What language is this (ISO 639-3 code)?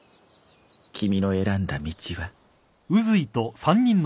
jpn